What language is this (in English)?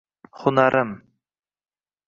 Uzbek